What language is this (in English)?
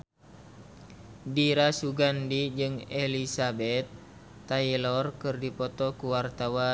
Sundanese